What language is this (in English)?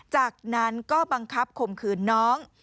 Thai